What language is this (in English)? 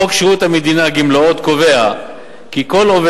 Hebrew